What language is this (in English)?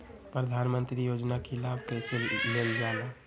Magahi